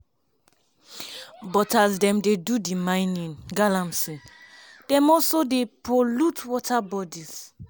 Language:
Nigerian Pidgin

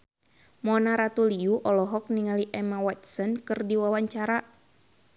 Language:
Sundanese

